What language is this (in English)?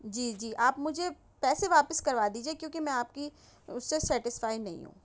Urdu